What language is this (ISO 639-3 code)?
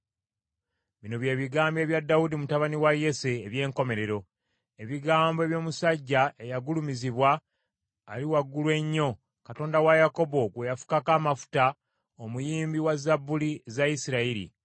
lug